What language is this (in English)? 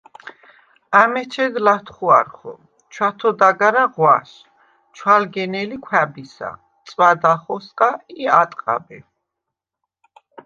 Svan